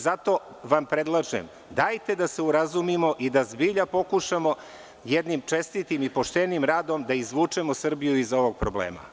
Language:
Serbian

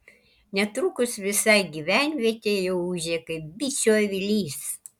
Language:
Lithuanian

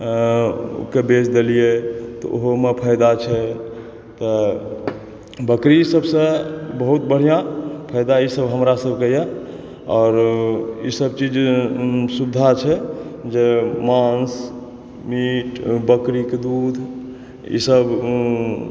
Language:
Maithili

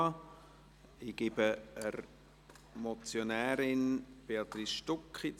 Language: Swiss German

